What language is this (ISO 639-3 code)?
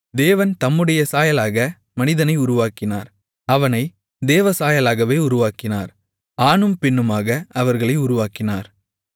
tam